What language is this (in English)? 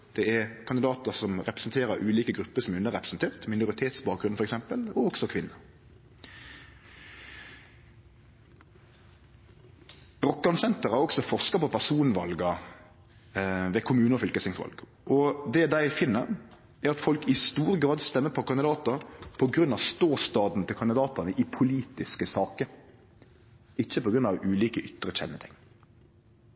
Norwegian Nynorsk